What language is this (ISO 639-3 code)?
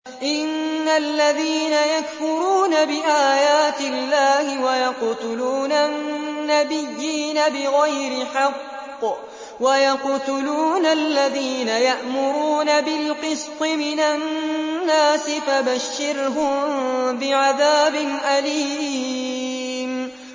ara